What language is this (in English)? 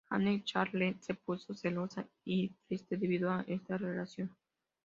Spanish